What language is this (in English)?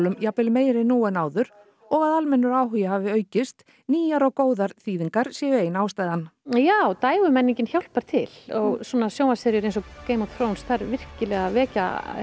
Icelandic